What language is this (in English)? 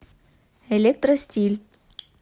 Russian